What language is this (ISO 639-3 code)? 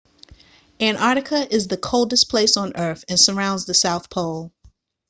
eng